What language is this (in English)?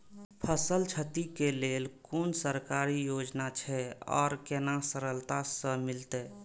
Maithili